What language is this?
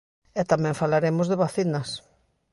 Galician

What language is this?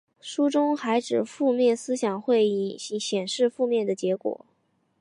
Chinese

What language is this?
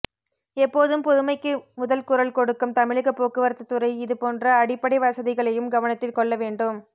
Tamil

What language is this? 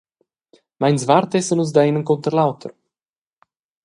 Romansh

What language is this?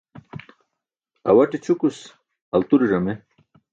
Burushaski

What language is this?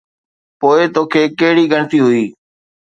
Sindhi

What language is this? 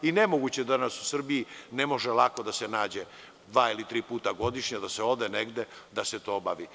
Serbian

